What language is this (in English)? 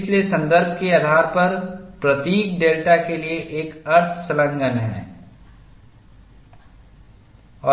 Hindi